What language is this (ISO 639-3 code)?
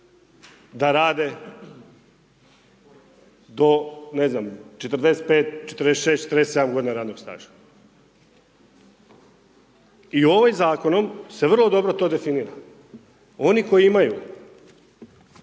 hrv